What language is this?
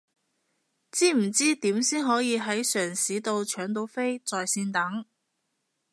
Cantonese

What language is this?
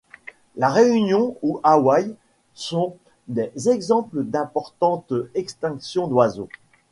French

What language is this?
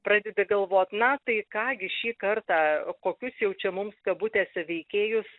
Lithuanian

